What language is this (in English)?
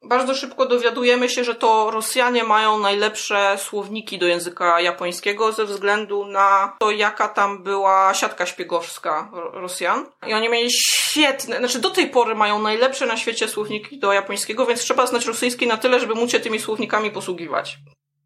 Polish